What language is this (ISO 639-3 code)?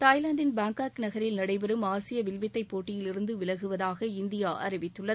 tam